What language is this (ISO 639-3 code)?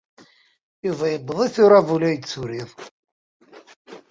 kab